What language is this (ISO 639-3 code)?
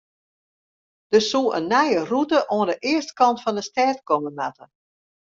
fry